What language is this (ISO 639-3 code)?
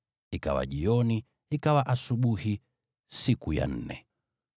swa